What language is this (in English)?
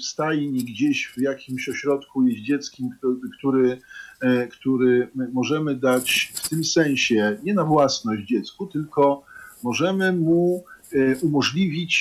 Polish